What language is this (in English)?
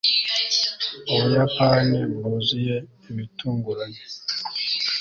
Kinyarwanda